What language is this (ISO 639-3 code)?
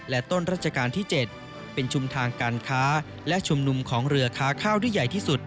tha